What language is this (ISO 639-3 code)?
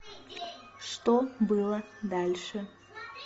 rus